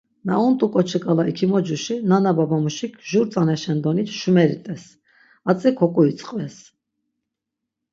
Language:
Laz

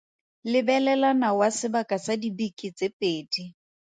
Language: Tswana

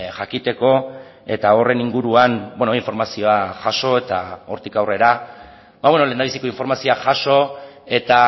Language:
Basque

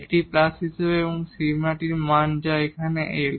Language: Bangla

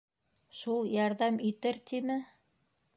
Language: Bashkir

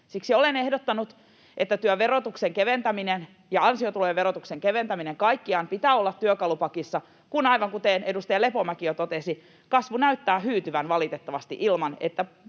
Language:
Finnish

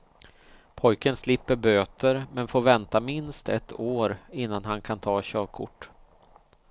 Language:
Swedish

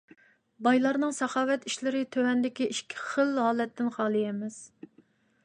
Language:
Uyghur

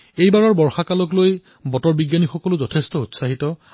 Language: Assamese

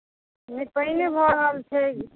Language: Maithili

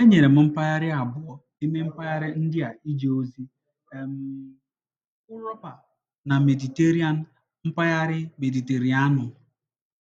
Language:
Igbo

